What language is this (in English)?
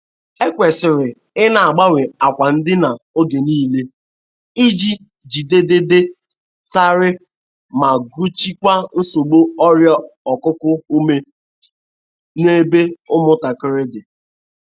Igbo